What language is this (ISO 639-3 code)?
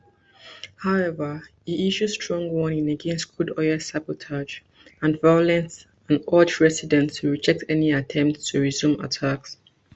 pcm